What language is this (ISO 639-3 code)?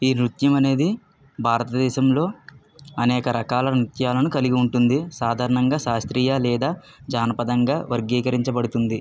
tel